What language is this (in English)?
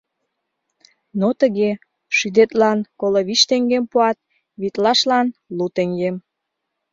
Mari